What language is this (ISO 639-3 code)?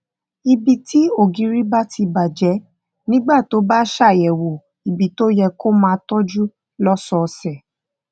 yor